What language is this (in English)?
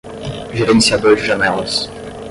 Portuguese